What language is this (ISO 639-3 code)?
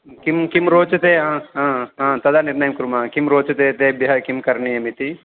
san